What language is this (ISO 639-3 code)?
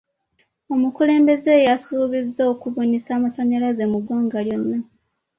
lug